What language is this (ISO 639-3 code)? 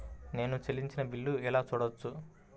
tel